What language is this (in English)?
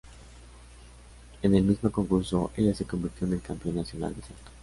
Spanish